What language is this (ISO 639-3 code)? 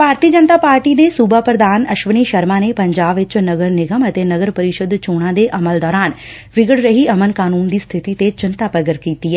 pan